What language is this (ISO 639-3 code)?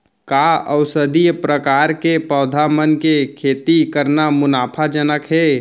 hne